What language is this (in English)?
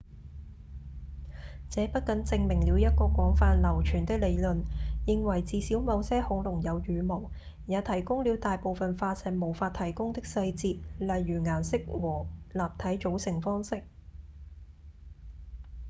Cantonese